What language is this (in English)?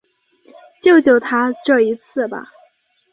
Chinese